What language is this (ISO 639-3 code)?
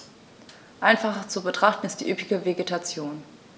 deu